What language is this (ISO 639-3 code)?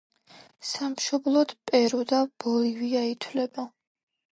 kat